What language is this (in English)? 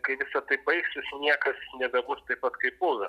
Lithuanian